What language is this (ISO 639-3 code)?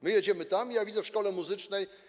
pol